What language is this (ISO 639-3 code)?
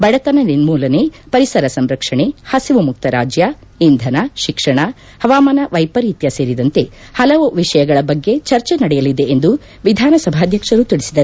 kan